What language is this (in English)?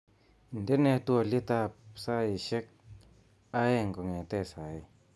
Kalenjin